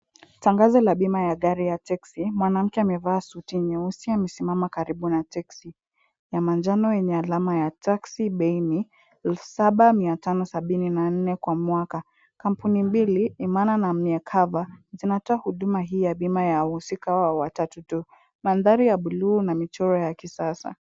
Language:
Swahili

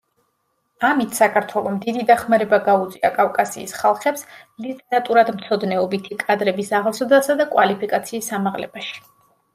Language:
Georgian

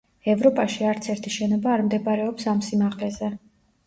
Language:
Georgian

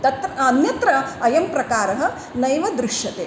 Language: Sanskrit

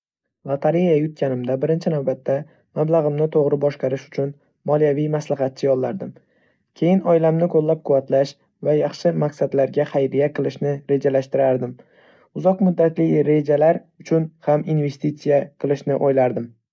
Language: Uzbek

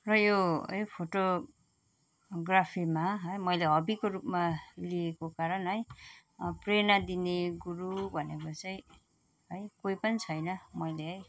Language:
Nepali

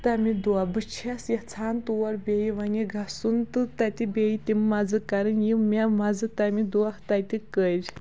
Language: Kashmiri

